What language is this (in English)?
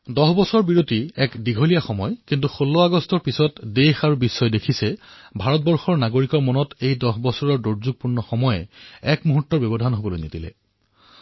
Assamese